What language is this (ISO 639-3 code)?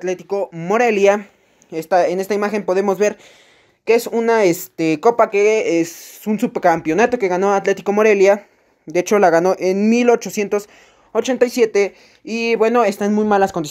spa